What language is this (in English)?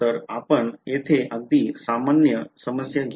Marathi